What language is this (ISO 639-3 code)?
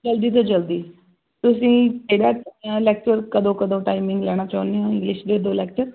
pan